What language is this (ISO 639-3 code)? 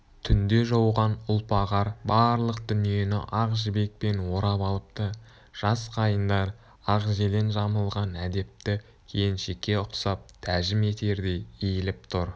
kaz